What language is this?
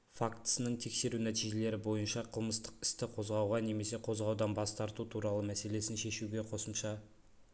Kazakh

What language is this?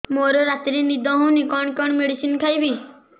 Odia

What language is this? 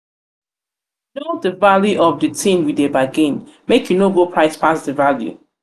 Nigerian Pidgin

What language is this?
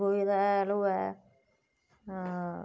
Dogri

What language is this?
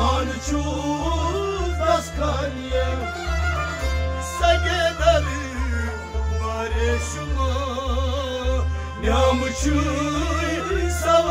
Romanian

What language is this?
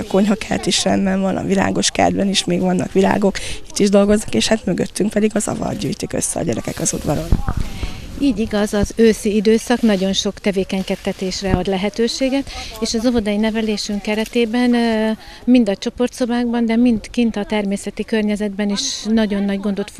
Hungarian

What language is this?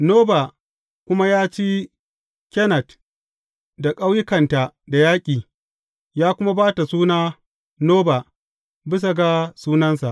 Hausa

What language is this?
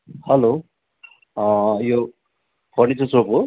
Nepali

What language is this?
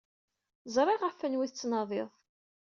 Kabyle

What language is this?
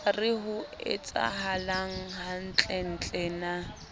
Southern Sotho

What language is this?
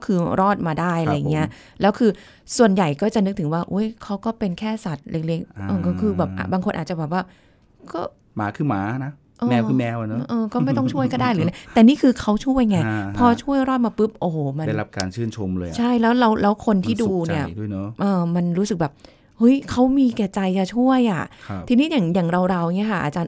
Thai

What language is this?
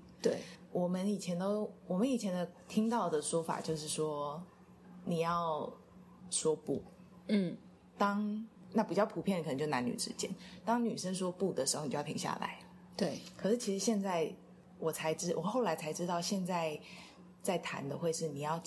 Chinese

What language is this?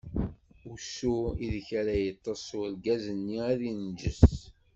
Kabyle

